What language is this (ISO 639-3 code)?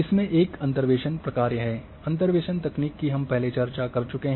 hin